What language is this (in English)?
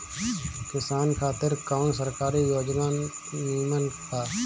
Bhojpuri